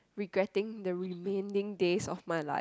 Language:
English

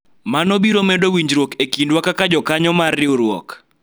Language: Luo (Kenya and Tanzania)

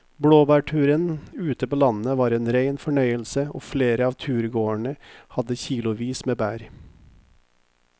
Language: Norwegian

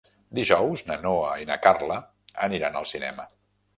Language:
Catalan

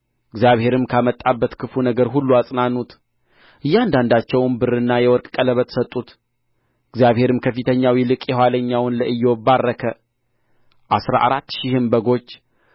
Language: Amharic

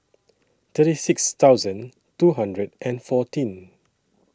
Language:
English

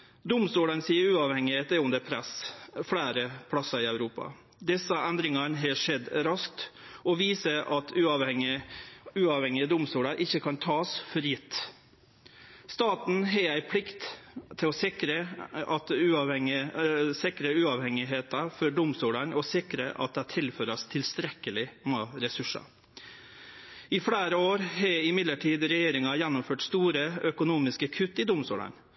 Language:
Norwegian Nynorsk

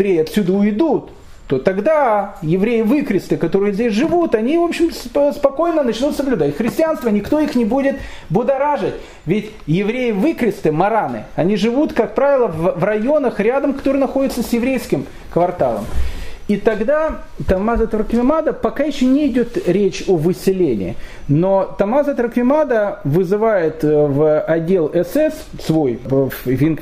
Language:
Russian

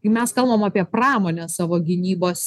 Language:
Lithuanian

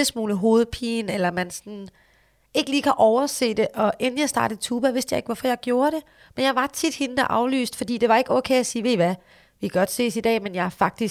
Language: Danish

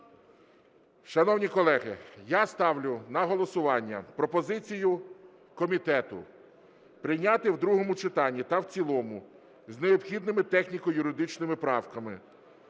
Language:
Ukrainian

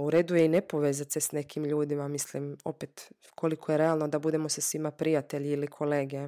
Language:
Croatian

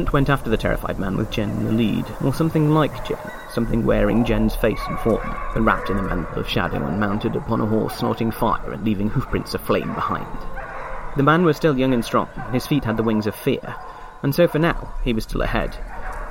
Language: English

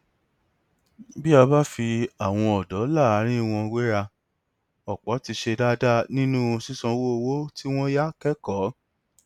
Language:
Yoruba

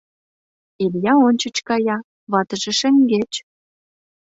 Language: Mari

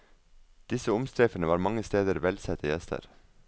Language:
Norwegian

